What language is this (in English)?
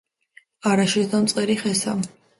Georgian